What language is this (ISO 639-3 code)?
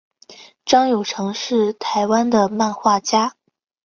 zho